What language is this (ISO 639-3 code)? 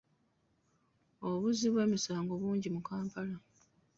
lug